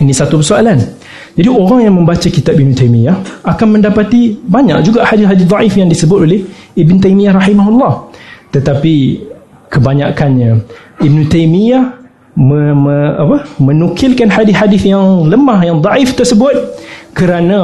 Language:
Malay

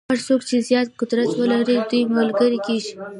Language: Pashto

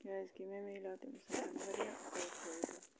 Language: Kashmiri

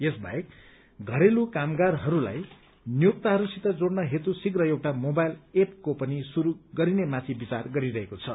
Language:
Nepali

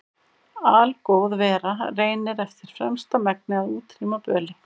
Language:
Icelandic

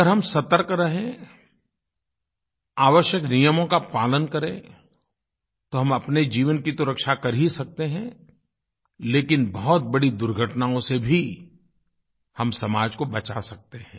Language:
Hindi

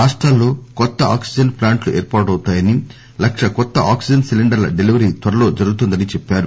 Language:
Telugu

